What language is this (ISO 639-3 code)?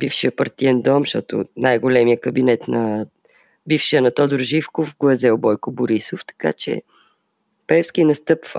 bul